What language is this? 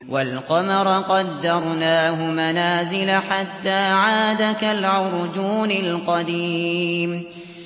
Arabic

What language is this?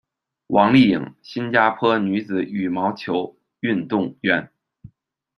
Chinese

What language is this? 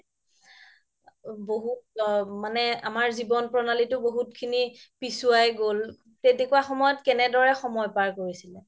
Assamese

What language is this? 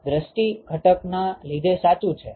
Gujarati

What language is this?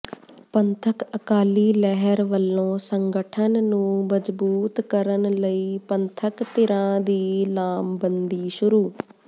Punjabi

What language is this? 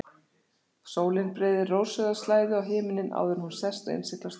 Icelandic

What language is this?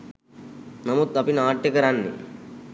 Sinhala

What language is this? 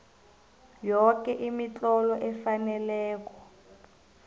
South Ndebele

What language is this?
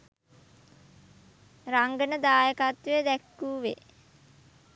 Sinhala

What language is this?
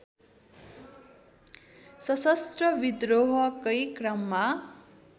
Nepali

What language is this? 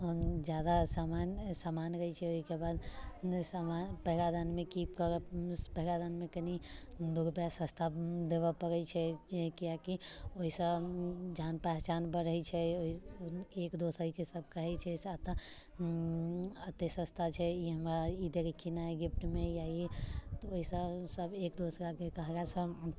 Maithili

